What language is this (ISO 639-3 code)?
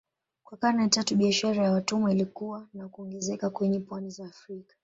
swa